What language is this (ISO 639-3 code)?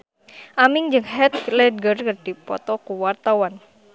sun